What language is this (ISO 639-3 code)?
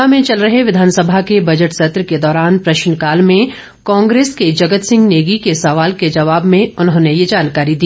hin